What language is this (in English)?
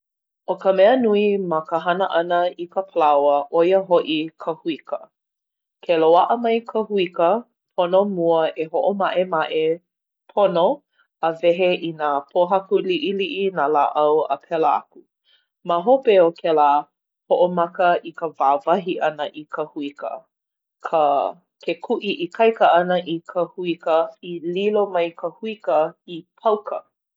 Hawaiian